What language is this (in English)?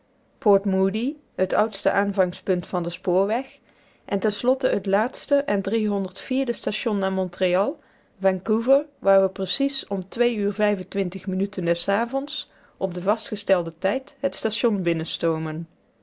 Dutch